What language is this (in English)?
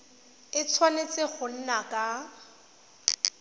Tswana